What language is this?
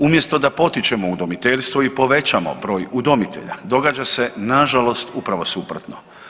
Croatian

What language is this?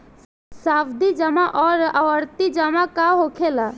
Bhojpuri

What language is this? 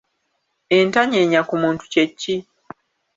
Ganda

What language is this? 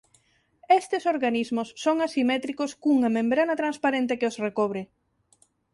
Galician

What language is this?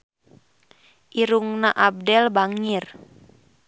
Sundanese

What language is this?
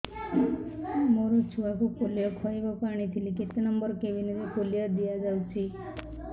Odia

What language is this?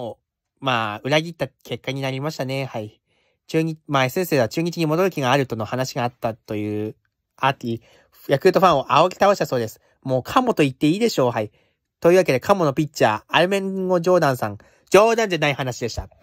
Japanese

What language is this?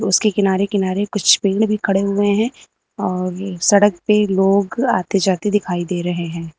Hindi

